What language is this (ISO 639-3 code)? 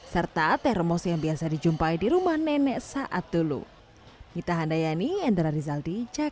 ind